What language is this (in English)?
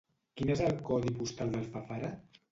Catalan